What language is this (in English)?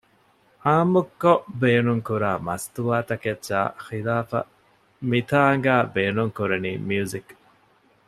Divehi